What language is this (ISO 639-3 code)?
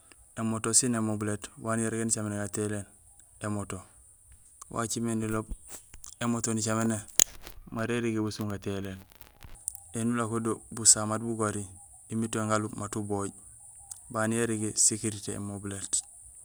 gsl